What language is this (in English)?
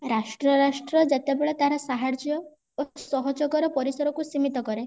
Odia